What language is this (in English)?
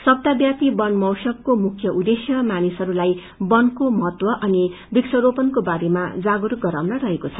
Nepali